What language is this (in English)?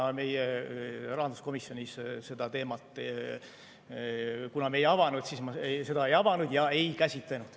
Estonian